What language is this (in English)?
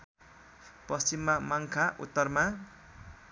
Nepali